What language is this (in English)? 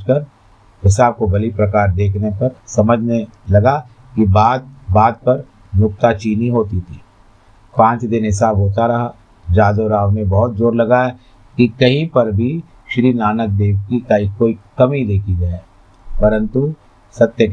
Hindi